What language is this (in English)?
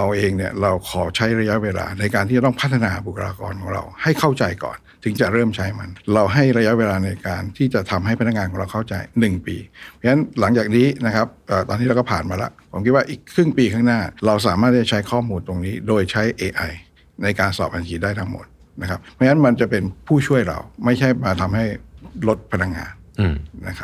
Thai